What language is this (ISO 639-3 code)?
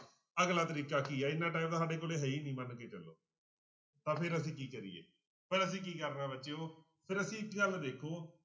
pan